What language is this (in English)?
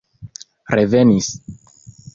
Esperanto